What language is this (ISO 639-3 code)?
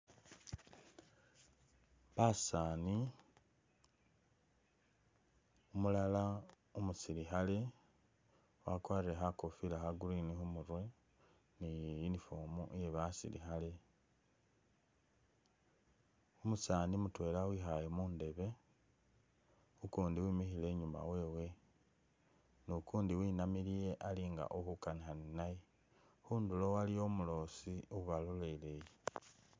myx